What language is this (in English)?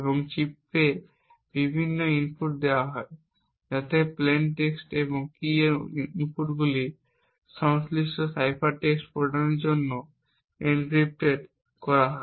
Bangla